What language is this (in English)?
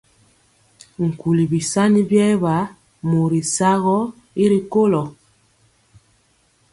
Mpiemo